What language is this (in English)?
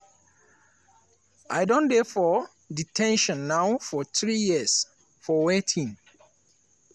Nigerian Pidgin